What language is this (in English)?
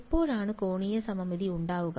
Malayalam